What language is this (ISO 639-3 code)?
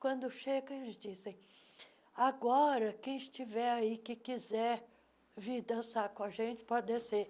por